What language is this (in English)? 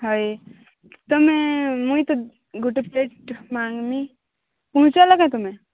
Odia